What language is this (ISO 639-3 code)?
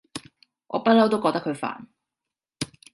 yue